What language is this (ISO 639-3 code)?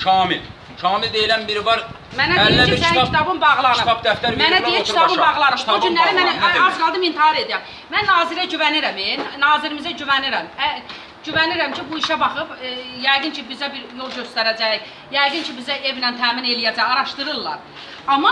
aze